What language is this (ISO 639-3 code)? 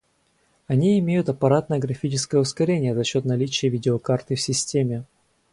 rus